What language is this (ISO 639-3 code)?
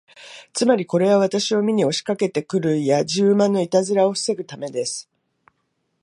jpn